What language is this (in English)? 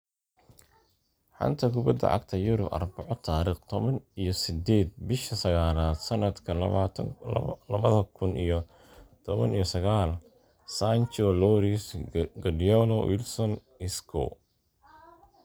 Somali